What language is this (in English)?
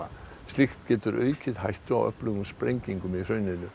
Icelandic